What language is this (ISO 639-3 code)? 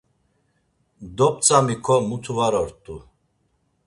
lzz